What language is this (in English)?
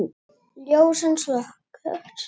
Icelandic